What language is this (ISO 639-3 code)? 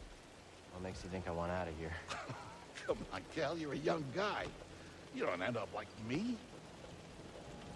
kor